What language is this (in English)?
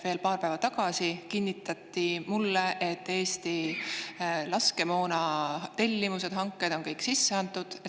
Estonian